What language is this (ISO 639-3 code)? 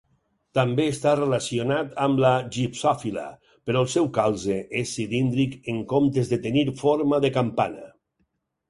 cat